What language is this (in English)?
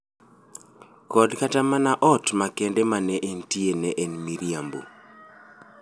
Luo (Kenya and Tanzania)